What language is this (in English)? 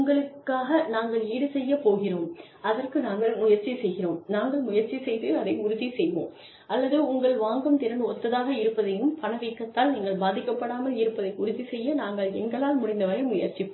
Tamil